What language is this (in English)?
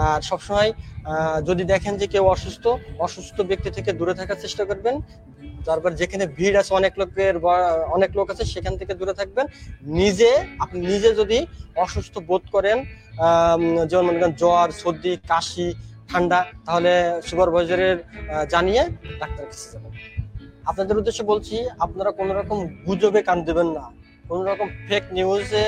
Malay